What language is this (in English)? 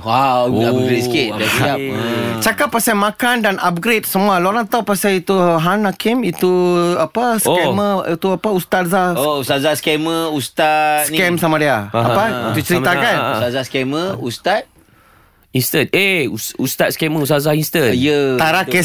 Malay